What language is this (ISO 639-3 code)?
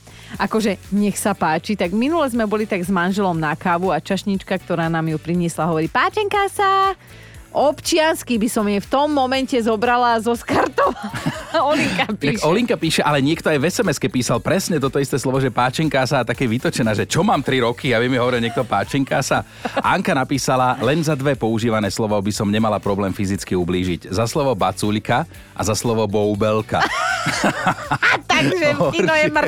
slk